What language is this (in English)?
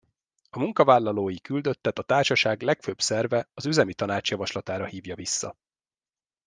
Hungarian